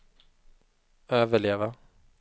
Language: Swedish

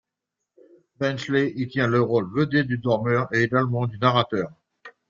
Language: French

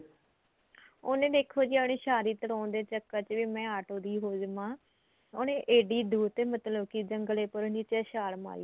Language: Punjabi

